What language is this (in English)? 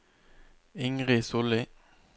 Norwegian